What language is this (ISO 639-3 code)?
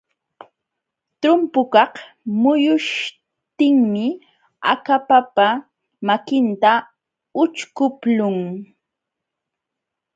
qxw